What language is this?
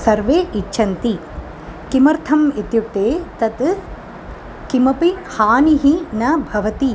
Sanskrit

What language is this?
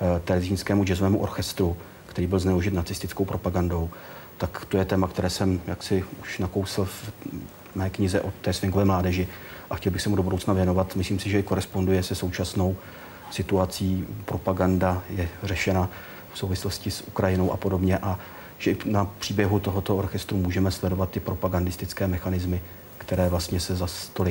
Czech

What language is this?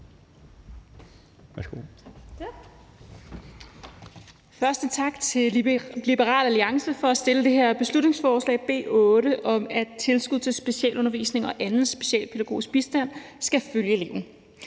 Danish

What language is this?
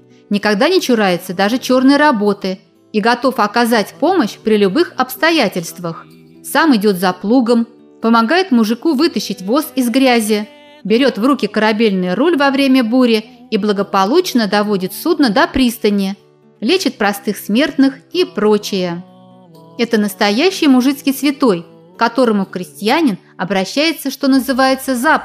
Russian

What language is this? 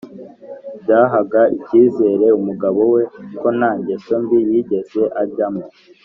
Kinyarwanda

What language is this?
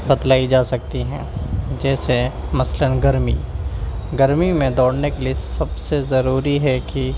Urdu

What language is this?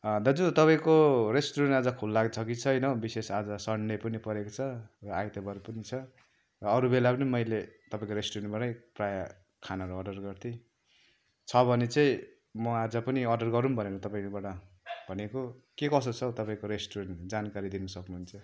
Nepali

